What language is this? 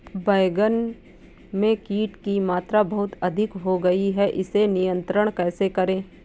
Hindi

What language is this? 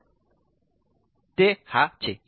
Gujarati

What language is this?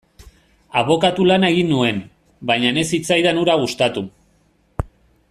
Basque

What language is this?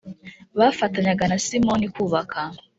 Kinyarwanda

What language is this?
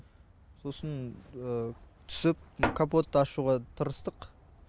Kazakh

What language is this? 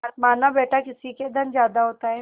Hindi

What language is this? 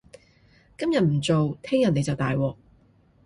Cantonese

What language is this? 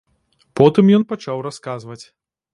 Belarusian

